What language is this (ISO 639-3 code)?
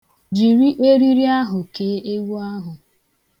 ibo